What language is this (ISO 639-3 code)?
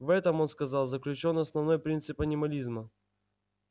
rus